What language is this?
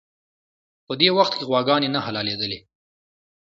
Pashto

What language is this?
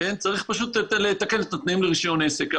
Hebrew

